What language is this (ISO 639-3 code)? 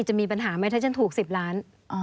tha